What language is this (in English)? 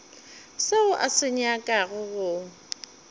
Northern Sotho